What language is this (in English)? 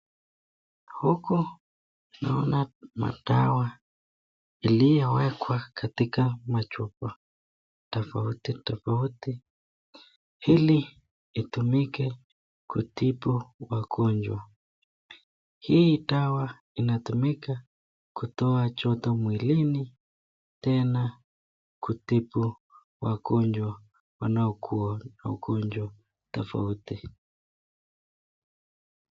Swahili